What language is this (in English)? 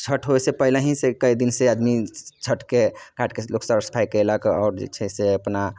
Maithili